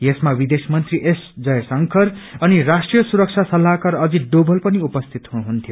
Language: Nepali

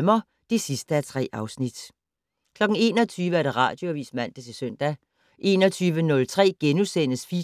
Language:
Danish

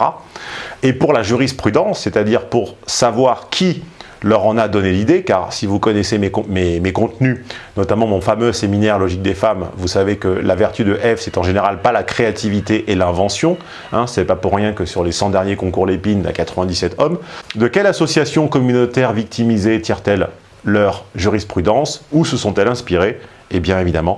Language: French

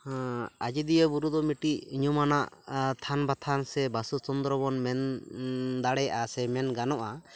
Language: Santali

